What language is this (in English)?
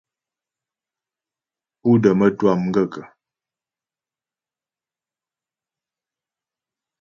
Ghomala